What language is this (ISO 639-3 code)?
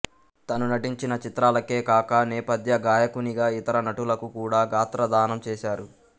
tel